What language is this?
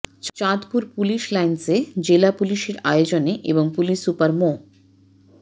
Bangla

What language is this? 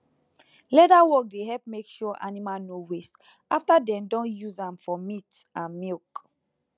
Nigerian Pidgin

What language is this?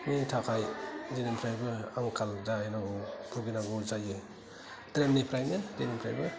Bodo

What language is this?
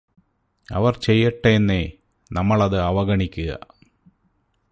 Malayalam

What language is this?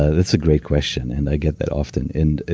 English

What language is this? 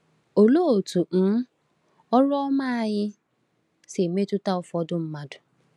Igbo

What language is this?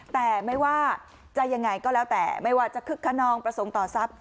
Thai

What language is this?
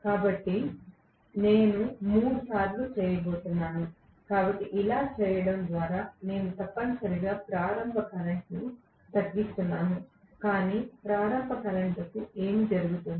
Telugu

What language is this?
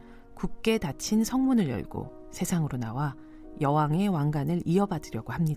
Korean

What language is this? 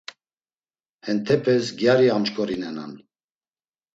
Laz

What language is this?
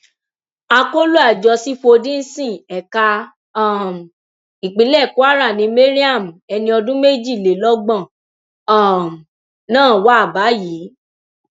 Yoruba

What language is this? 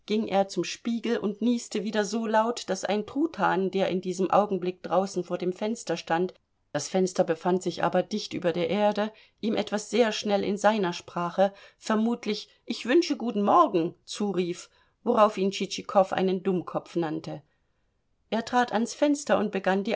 German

